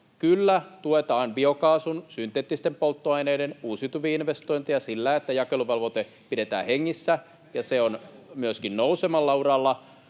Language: Finnish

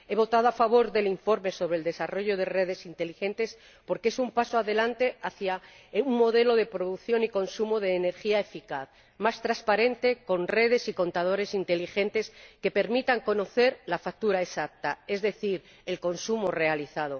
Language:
Spanish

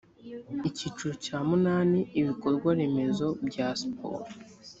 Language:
Kinyarwanda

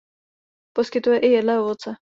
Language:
Czech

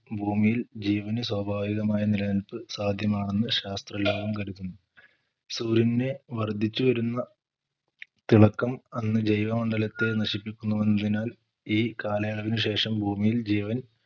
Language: Malayalam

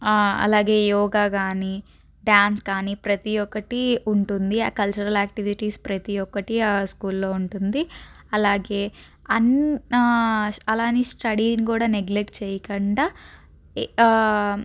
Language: Telugu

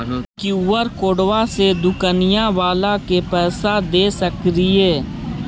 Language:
Magahi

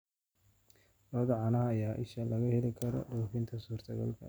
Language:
Somali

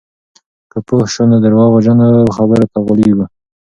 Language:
Pashto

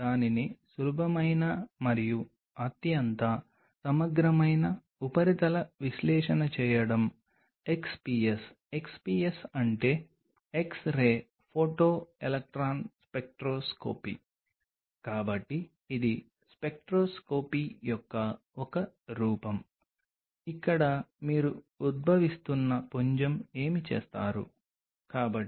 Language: Telugu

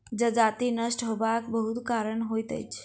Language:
Maithili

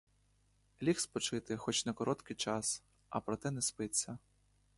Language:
Ukrainian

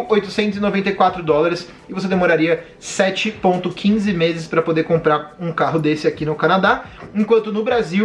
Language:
Portuguese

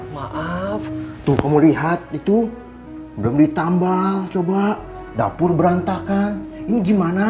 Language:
Indonesian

